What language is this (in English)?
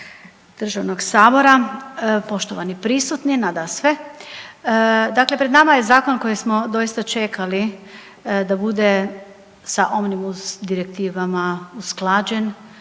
Croatian